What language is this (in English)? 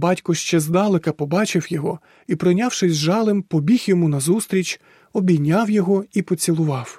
Ukrainian